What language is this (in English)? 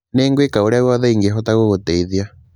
Kikuyu